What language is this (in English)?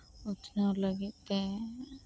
Santali